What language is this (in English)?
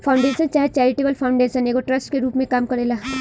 Bhojpuri